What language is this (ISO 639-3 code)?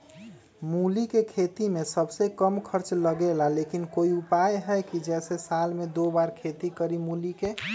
mag